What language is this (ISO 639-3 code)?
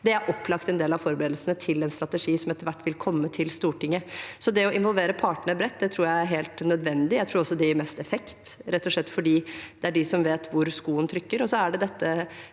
nor